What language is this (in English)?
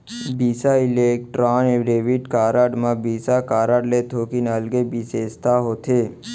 Chhattisgarhi